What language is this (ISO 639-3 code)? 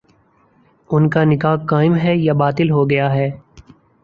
urd